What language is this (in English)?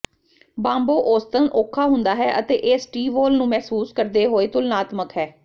Punjabi